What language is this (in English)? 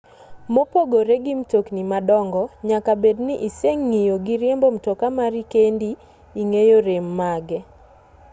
Luo (Kenya and Tanzania)